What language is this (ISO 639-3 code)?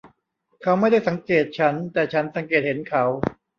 tha